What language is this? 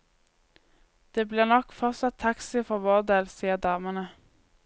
Norwegian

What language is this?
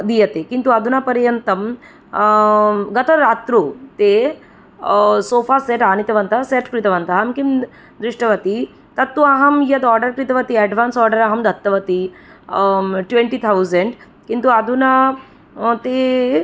Sanskrit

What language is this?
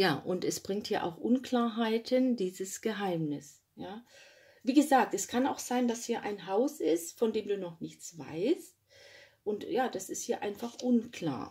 German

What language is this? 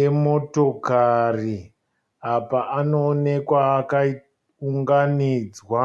Shona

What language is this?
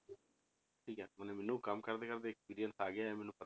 Punjabi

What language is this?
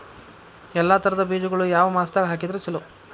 Kannada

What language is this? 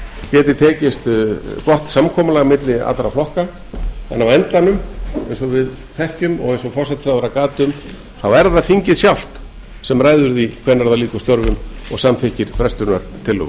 Icelandic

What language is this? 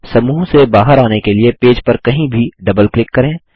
Hindi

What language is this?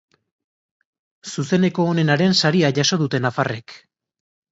Basque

